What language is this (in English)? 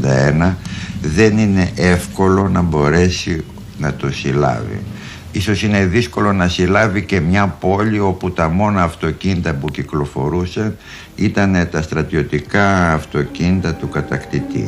Greek